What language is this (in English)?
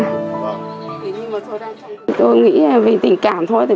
Vietnamese